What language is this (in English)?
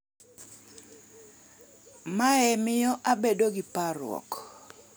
Luo (Kenya and Tanzania)